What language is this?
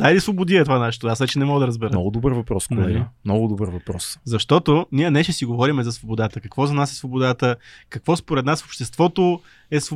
Bulgarian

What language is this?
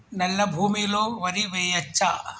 Telugu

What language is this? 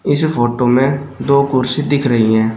Hindi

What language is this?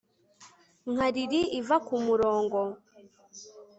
Kinyarwanda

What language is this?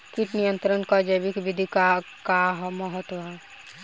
Bhojpuri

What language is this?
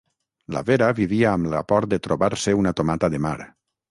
Catalan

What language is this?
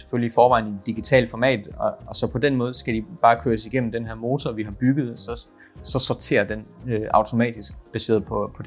Danish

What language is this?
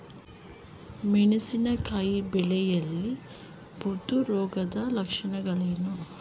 Kannada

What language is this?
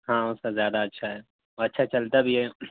Urdu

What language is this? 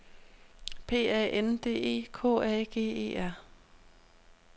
Danish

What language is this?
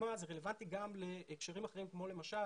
Hebrew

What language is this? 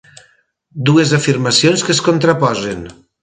Catalan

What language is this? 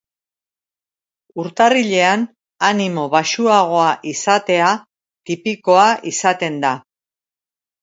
Basque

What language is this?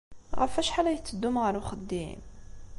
Kabyle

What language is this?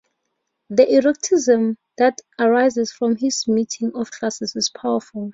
English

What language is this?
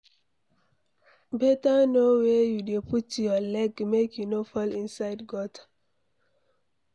Nigerian Pidgin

